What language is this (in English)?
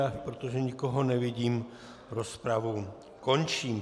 Czech